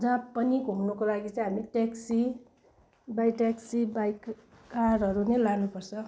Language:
Nepali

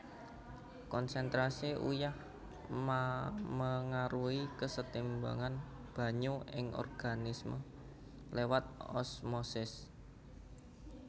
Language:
Javanese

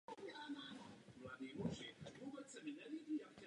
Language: Czech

